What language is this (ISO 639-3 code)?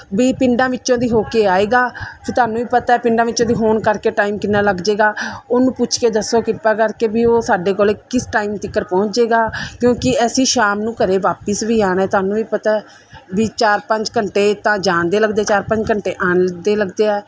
pan